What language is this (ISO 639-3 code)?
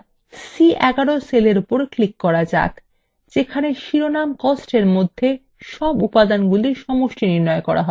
ben